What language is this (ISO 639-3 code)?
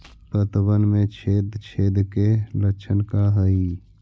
mag